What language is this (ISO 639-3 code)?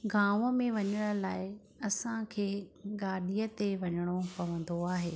snd